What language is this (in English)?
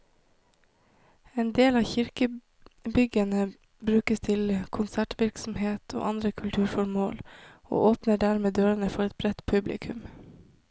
Norwegian